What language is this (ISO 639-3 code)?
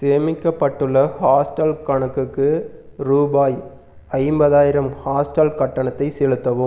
tam